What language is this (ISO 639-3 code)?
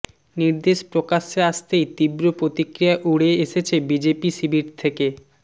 ben